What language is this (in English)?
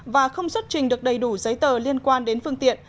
Vietnamese